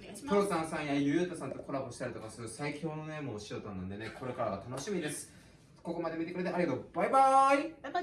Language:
Japanese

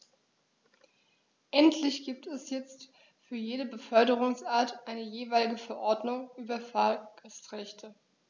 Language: German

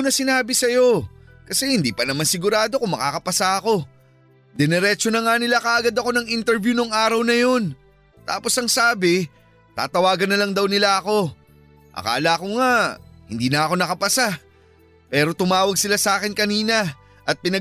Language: Filipino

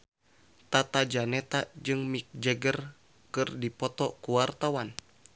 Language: Sundanese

